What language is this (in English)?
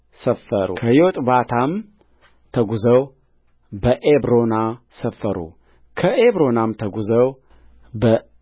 Amharic